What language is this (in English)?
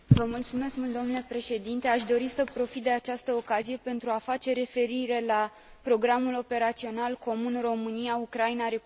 Romanian